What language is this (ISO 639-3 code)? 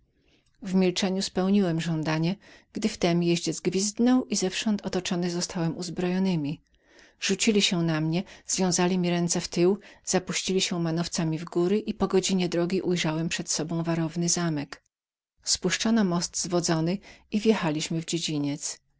pol